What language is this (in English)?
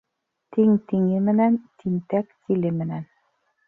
Bashkir